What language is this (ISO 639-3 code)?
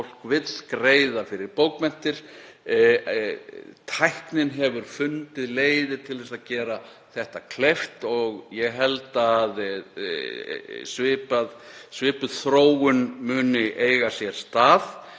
isl